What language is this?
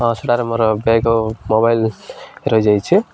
Odia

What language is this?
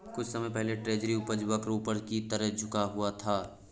Hindi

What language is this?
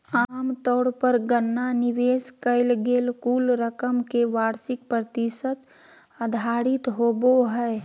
Magahi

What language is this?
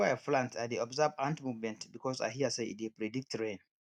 Nigerian Pidgin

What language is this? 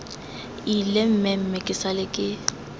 Tswana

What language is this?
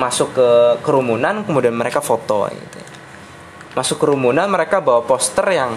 Indonesian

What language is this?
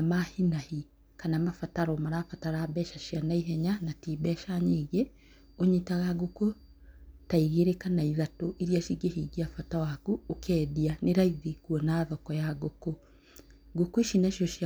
Kikuyu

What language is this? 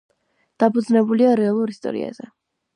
Georgian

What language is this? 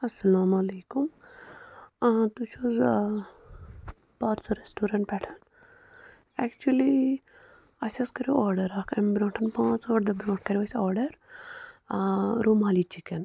Kashmiri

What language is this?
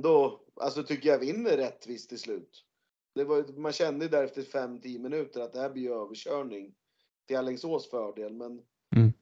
Swedish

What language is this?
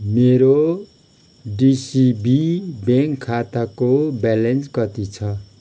Nepali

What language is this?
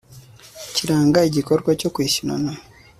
Kinyarwanda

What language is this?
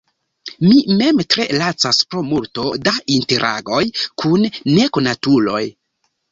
Esperanto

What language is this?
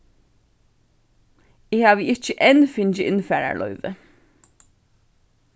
Faroese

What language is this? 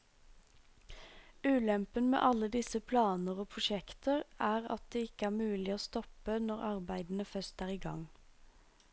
Norwegian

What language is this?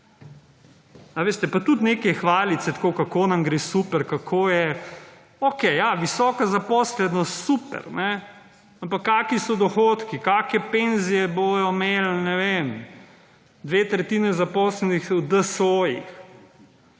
Slovenian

